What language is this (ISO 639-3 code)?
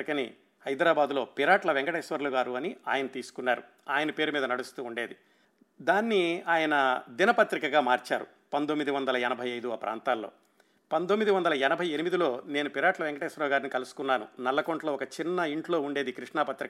tel